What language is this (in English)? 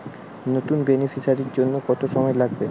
Bangla